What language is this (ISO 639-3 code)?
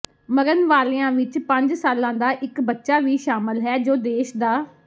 pan